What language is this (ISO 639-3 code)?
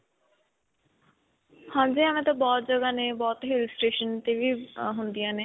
pan